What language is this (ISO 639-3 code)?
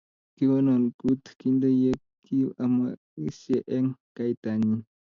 kln